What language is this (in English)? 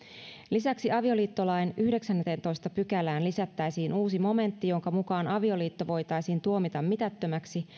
Finnish